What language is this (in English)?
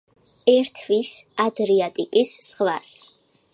Georgian